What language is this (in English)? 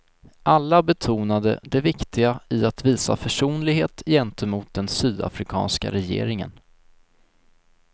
Swedish